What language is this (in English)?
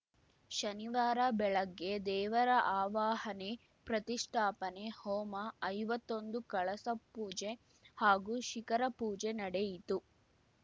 Kannada